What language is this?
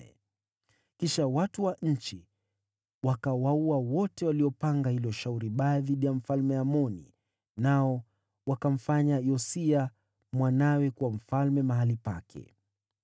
Swahili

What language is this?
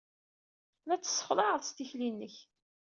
Kabyle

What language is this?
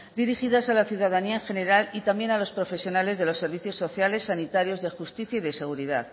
Spanish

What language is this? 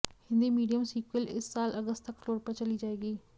Hindi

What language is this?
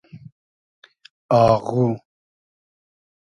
Hazaragi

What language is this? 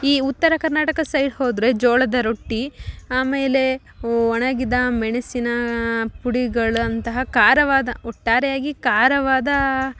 Kannada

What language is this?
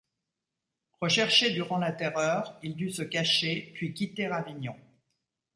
French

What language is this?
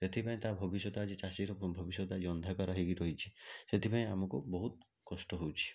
Odia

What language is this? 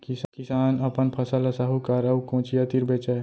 Chhattisgarhi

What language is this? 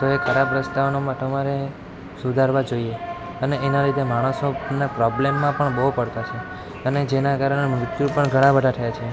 Gujarati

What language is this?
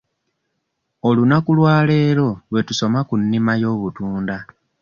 Ganda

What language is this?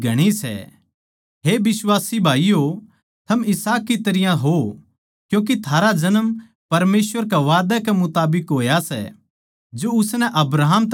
Haryanvi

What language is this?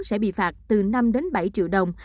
Vietnamese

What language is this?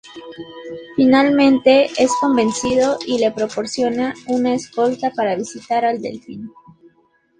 Spanish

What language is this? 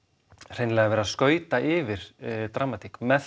Icelandic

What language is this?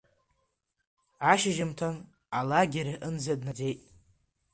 Abkhazian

